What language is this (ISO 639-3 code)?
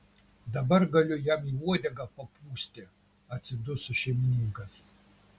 lit